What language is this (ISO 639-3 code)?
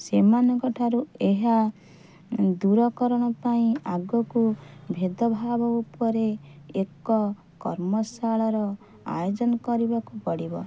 ori